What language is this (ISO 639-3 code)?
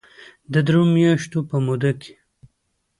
pus